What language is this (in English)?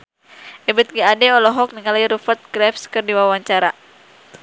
Sundanese